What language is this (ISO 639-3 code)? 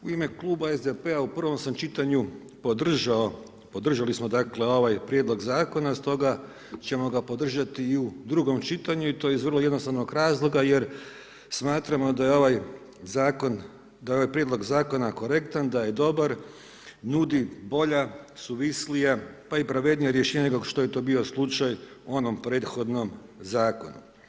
hrv